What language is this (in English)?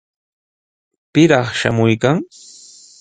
Sihuas Ancash Quechua